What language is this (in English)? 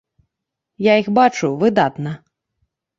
Belarusian